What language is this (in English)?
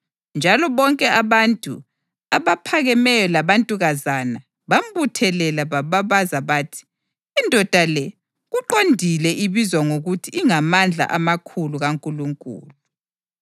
North Ndebele